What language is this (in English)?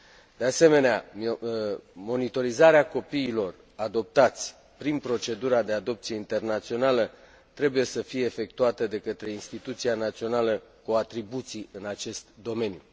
Romanian